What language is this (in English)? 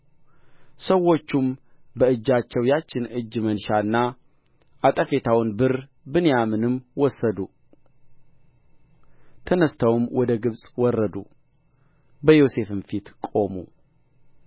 Amharic